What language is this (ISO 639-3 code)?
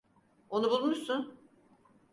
tur